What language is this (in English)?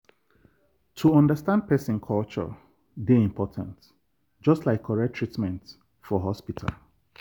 Nigerian Pidgin